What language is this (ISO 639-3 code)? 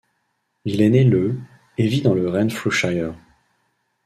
fra